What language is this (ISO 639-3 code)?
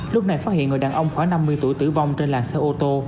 vie